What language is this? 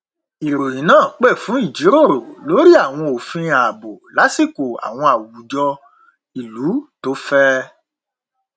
Yoruba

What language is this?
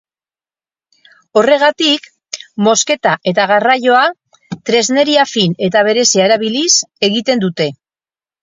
Basque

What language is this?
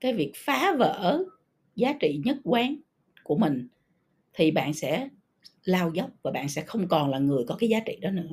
Vietnamese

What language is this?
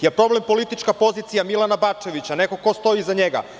Serbian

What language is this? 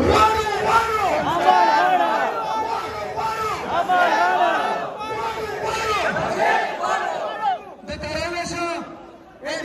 Arabic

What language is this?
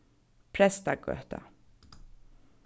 Faroese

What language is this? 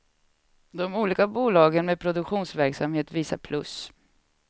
Swedish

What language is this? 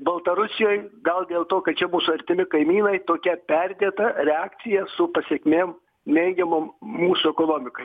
Lithuanian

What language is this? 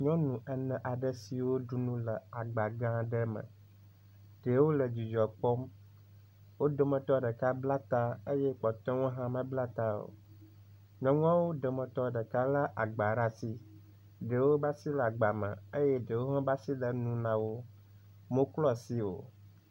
Ewe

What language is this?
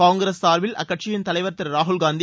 Tamil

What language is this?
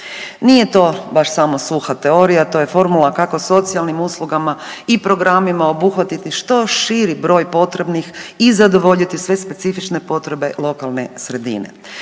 Croatian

